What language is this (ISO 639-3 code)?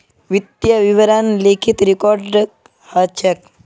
mag